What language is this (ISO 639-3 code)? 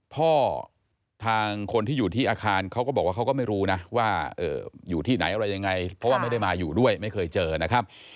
tha